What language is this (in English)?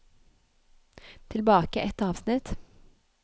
Norwegian